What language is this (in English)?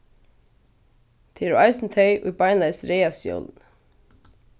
Faroese